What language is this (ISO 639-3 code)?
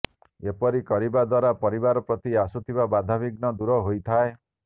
ori